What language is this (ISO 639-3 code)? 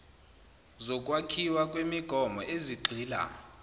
zul